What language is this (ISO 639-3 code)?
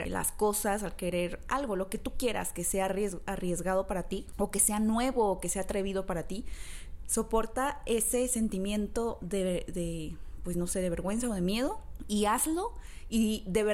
spa